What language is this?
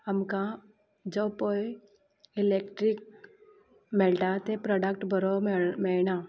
Konkani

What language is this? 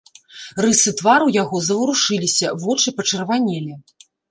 Belarusian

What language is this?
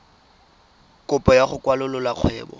Tswana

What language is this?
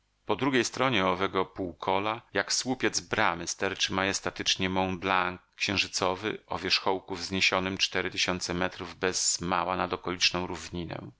Polish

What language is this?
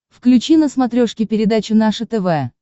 Russian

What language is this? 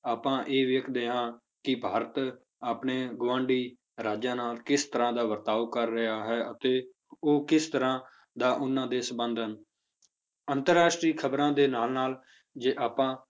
Punjabi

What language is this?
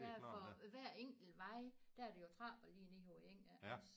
Danish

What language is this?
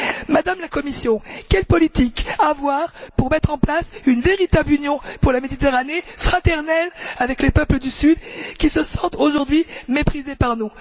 French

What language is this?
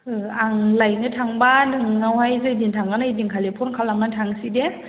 Bodo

